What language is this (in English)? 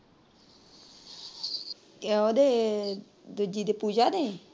Punjabi